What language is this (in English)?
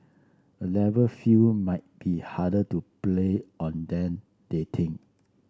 English